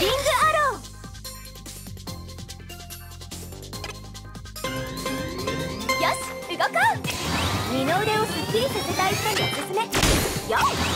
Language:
Japanese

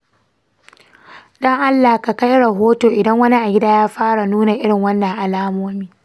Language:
Hausa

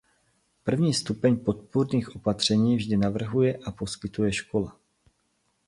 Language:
Czech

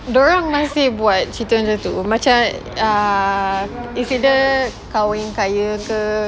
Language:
English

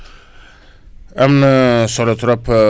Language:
Wolof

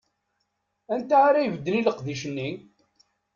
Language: Kabyle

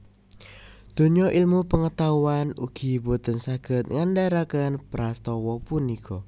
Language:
Javanese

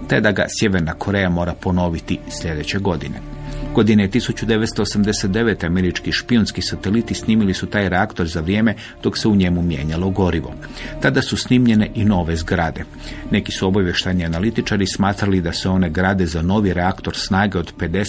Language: Croatian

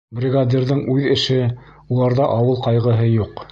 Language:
Bashkir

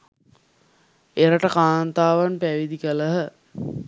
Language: Sinhala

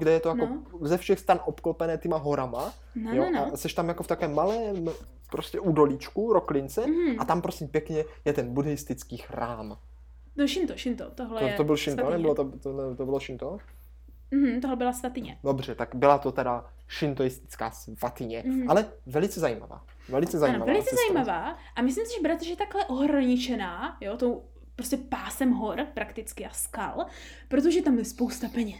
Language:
Czech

